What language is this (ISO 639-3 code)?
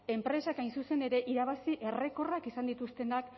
eus